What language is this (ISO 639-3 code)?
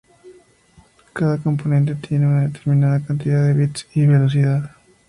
spa